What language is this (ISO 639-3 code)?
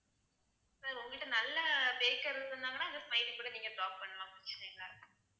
tam